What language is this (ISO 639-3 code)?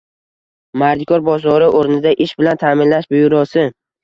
uzb